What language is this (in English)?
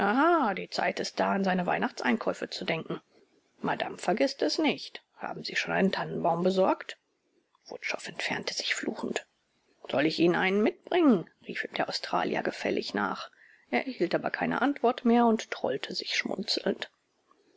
German